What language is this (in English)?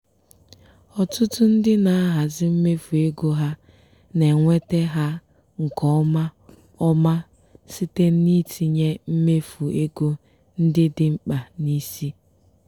Igbo